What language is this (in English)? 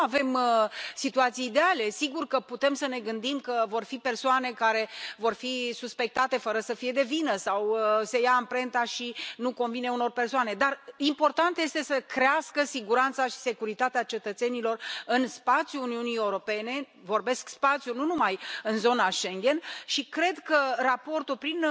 Romanian